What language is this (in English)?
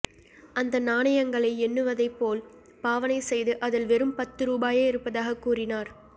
Tamil